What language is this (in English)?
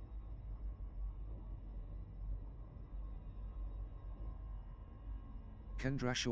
English